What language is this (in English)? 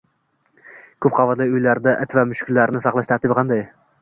Uzbek